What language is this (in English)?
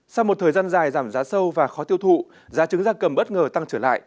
Vietnamese